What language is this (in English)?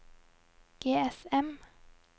Norwegian